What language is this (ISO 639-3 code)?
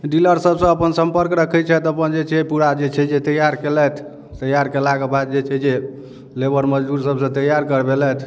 mai